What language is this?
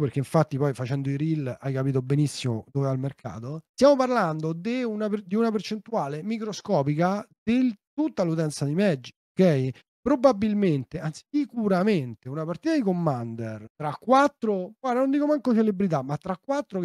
Italian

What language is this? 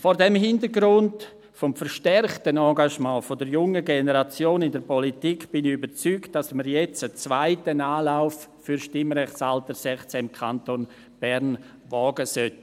Swiss German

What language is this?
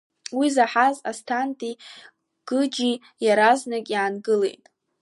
Abkhazian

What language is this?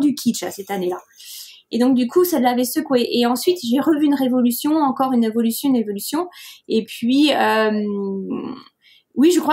French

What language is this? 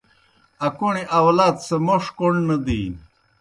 Kohistani Shina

